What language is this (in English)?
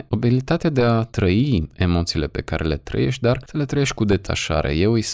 Romanian